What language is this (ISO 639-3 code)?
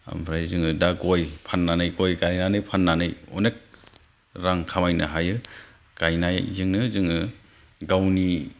brx